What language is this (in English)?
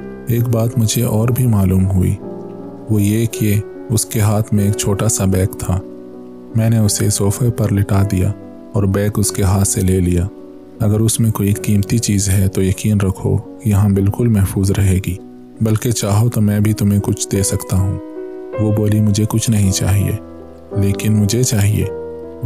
Urdu